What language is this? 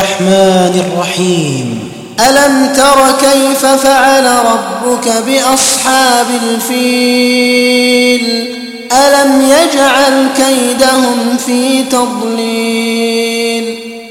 Arabic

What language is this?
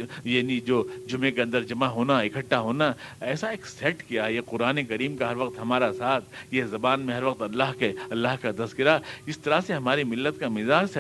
Urdu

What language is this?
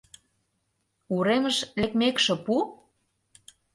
Mari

